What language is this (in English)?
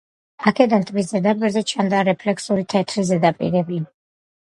Georgian